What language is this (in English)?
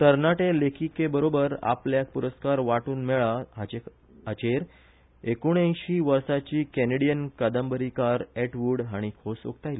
Konkani